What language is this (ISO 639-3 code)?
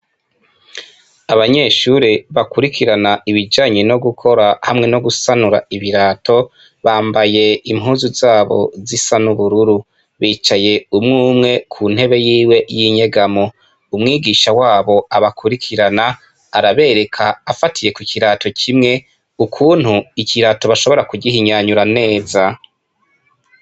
run